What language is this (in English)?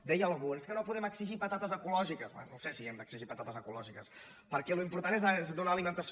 Catalan